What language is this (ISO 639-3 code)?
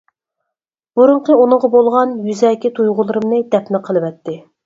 uig